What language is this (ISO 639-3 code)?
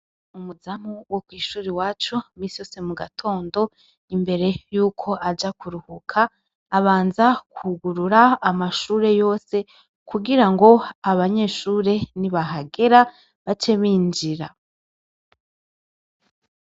run